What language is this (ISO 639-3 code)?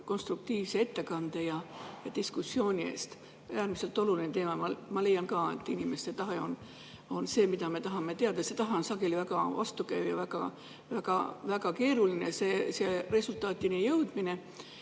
est